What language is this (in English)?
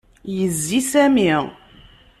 Kabyle